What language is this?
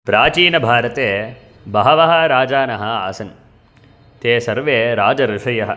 Sanskrit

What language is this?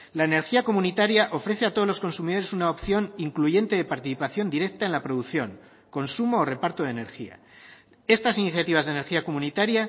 Spanish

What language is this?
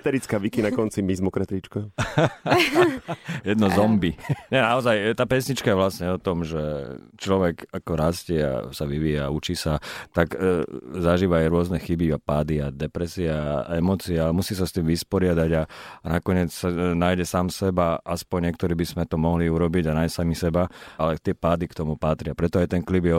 Slovak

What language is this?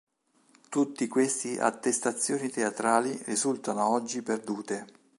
Italian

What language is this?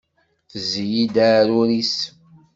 Kabyle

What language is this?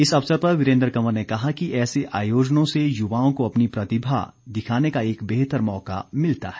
Hindi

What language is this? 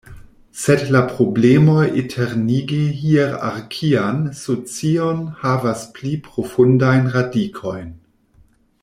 Esperanto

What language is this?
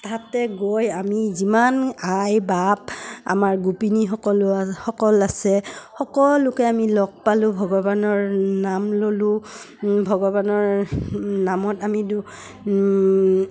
Assamese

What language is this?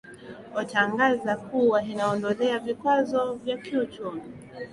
Swahili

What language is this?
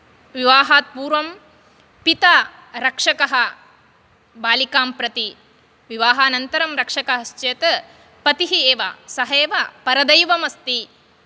Sanskrit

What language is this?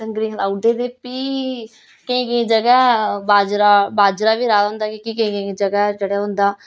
Dogri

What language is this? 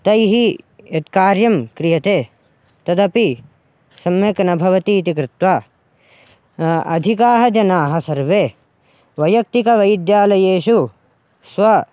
Sanskrit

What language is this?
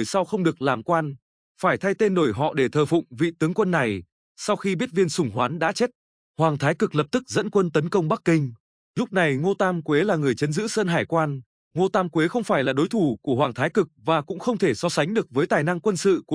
Vietnamese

